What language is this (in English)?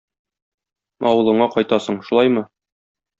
Tatar